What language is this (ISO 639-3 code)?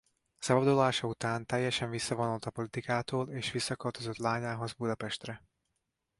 hun